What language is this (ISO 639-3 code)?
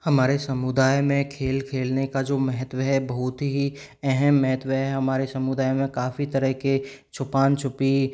hin